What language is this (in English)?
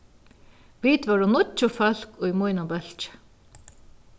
Faroese